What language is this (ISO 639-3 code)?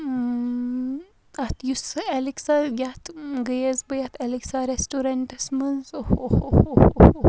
kas